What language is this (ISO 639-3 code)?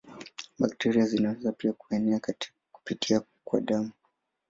swa